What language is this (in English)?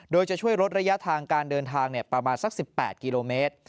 Thai